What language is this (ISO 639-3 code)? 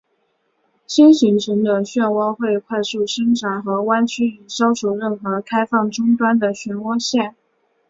zho